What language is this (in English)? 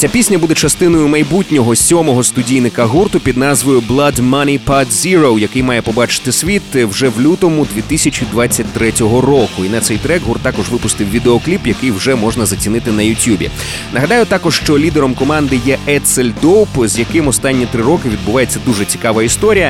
Ukrainian